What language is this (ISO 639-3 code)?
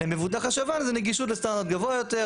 heb